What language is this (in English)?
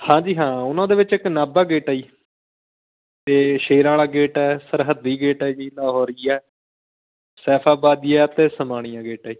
Punjabi